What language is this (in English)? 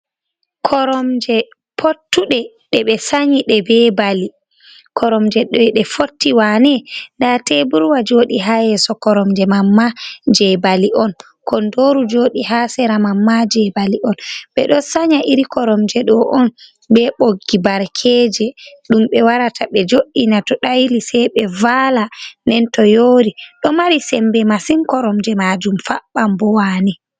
Fula